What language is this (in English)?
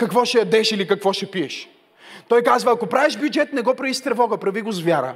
Bulgarian